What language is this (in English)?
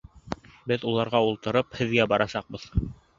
Bashkir